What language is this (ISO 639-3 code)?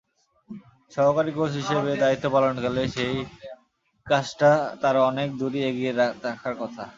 ben